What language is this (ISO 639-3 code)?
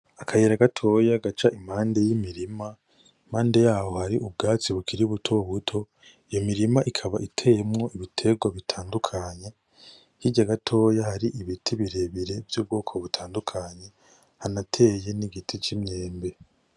run